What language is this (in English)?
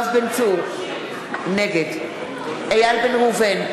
Hebrew